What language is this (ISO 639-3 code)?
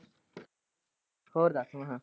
pan